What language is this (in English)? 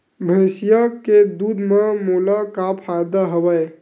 Chhattisgarhi